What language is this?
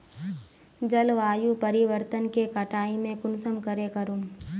Magahi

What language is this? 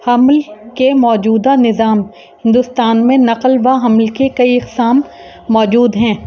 Urdu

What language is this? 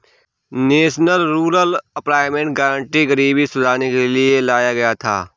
Hindi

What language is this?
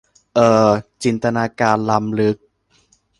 Thai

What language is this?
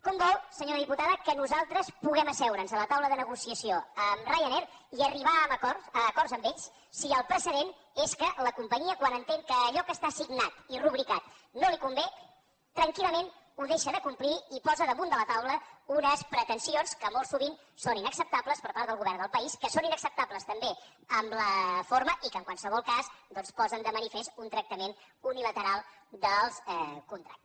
Catalan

